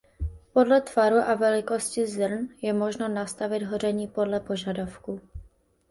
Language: Czech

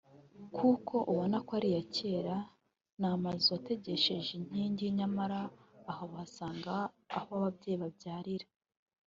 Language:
Kinyarwanda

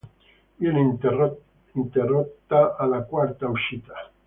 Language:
Italian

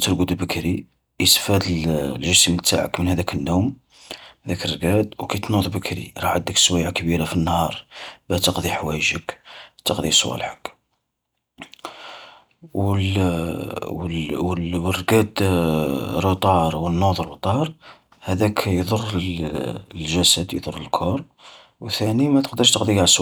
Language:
Algerian Arabic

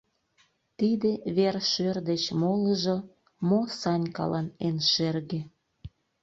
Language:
Mari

